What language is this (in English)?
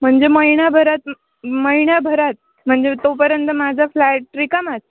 Marathi